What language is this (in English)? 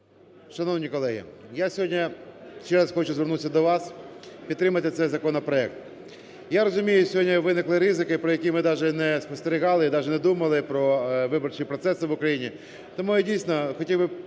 Ukrainian